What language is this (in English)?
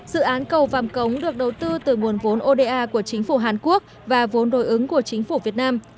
Vietnamese